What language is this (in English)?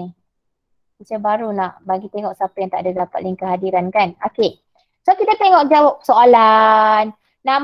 Malay